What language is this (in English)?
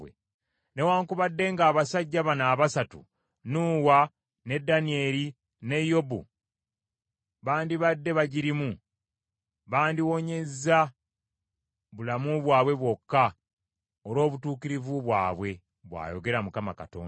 Ganda